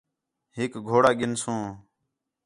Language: Khetrani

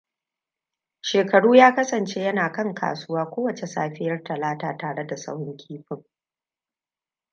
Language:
Hausa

